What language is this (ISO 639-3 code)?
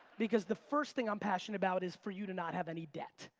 eng